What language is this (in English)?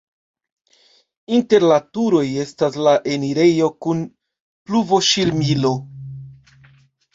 Esperanto